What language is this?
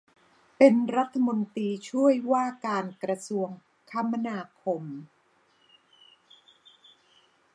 Thai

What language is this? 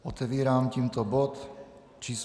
Czech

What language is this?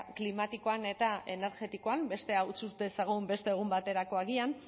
Basque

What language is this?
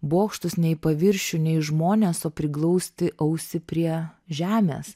Lithuanian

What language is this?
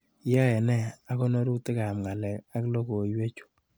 Kalenjin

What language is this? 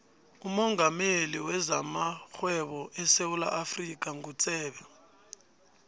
South Ndebele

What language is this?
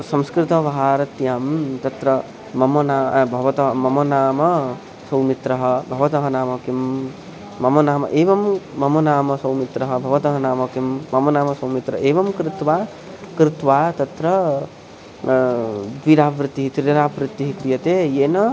Sanskrit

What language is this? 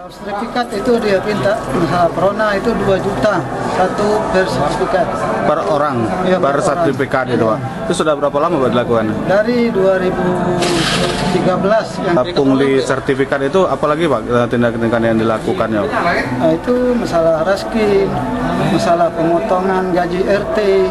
Indonesian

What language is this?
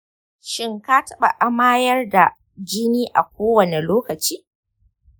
Hausa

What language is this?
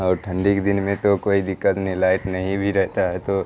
Urdu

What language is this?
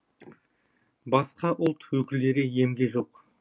Kazakh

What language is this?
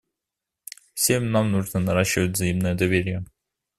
Russian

